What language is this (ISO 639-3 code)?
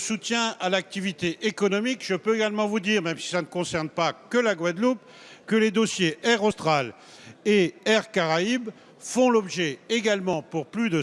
fra